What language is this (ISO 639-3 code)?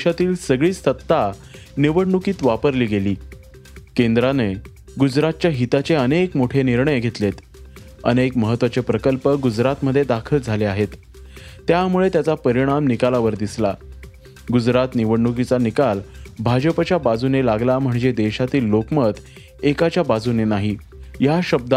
mar